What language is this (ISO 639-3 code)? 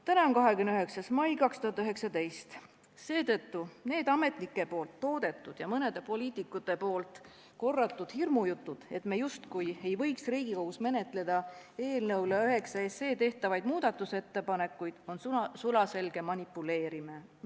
est